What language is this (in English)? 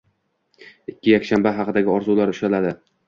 Uzbek